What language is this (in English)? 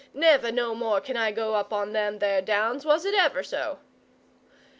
English